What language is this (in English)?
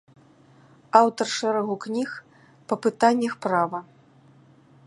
Belarusian